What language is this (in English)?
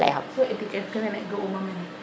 Serer